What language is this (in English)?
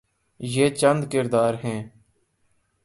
Urdu